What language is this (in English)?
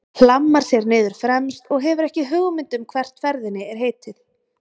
Icelandic